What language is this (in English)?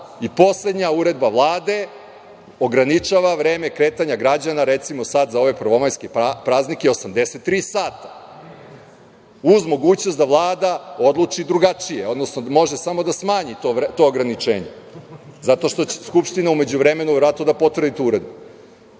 Serbian